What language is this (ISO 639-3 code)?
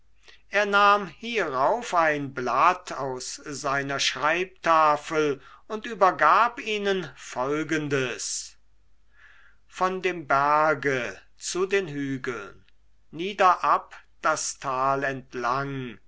deu